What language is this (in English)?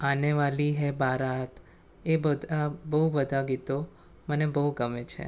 Gujarati